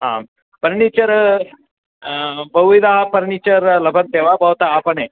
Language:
Sanskrit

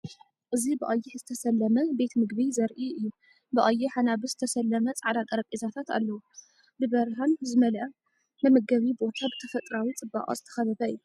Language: Tigrinya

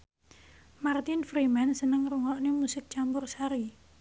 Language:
Javanese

